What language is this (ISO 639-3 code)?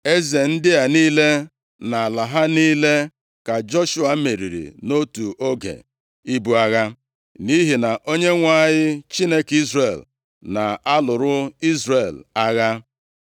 ibo